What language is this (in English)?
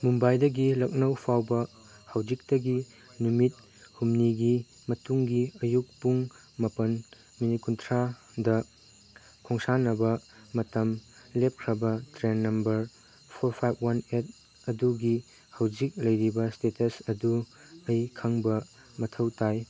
Manipuri